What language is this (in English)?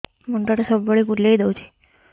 Odia